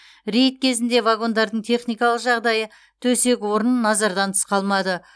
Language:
Kazakh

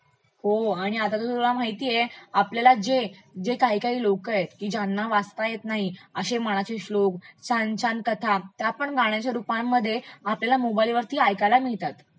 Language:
Marathi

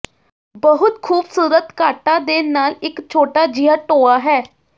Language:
Punjabi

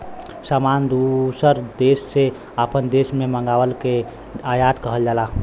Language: Bhojpuri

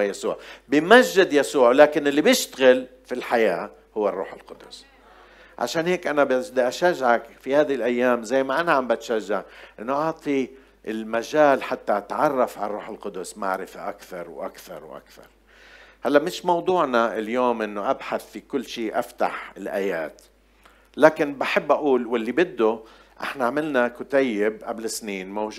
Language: Arabic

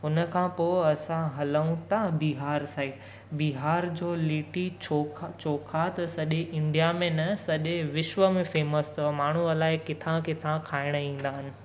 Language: Sindhi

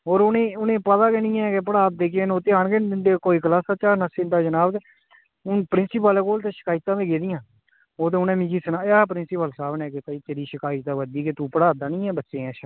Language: Dogri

